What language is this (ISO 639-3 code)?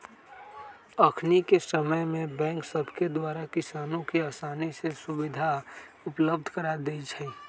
mag